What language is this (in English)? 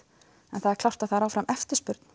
Icelandic